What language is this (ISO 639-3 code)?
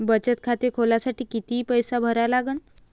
mar